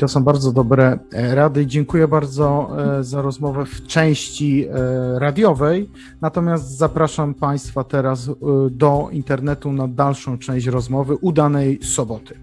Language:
Polish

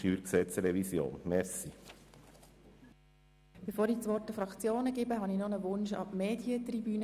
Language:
Swiss German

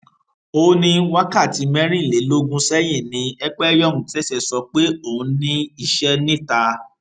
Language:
Yoruba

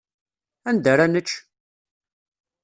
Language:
Kabyle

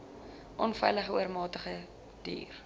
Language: Afrikaans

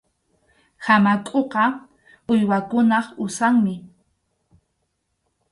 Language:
Arequipa-La Unión Quechua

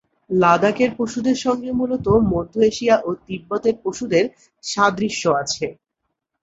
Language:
Bangla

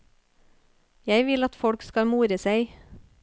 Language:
Norwegian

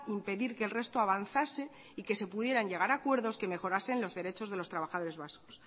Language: Spanish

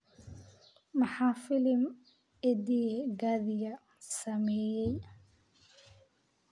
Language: Somali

